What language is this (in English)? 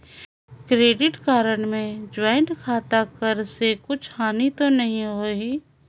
Chhattisgarhi